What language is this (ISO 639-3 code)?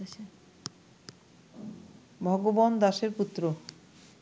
ben